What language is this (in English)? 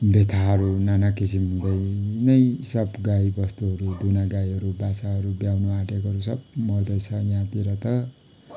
Nepali